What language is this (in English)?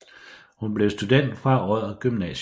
Danish